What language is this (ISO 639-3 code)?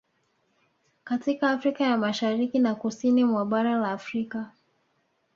swa